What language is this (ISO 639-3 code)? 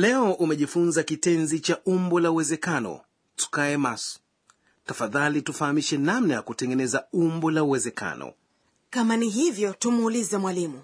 swa